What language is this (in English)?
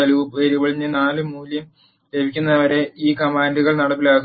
Malayalam